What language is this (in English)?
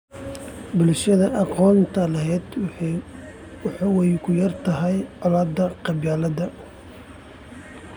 Somali